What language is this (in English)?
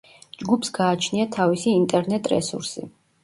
Georgian